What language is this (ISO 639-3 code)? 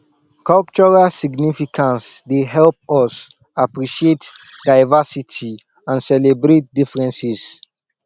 pcm